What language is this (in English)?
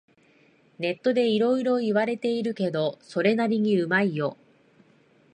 Japanese